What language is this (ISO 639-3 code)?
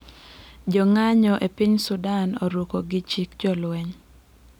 luo